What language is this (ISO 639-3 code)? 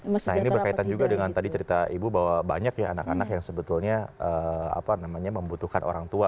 ind